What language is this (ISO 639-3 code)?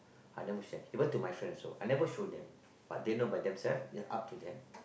eng